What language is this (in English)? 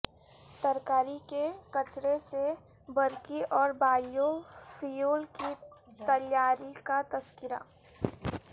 Urdu